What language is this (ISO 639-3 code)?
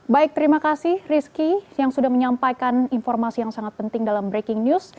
ind